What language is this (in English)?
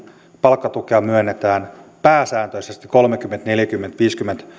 Finnish